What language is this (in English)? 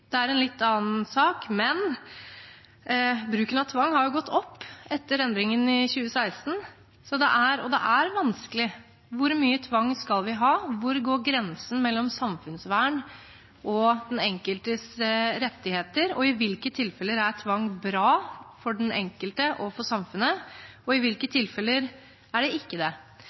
Norwegian Bokmål